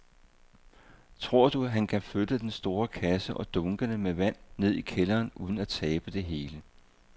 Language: Danish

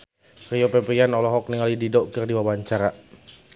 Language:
Sundanese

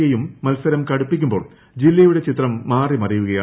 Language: Malayalam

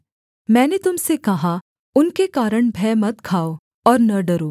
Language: Hindi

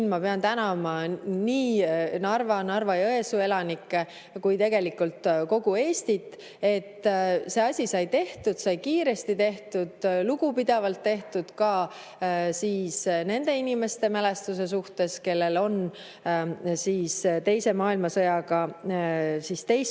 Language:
Estonian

